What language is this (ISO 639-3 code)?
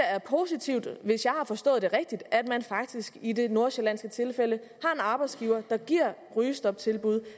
dan